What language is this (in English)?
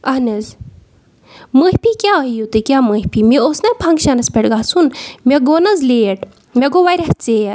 Kashmiri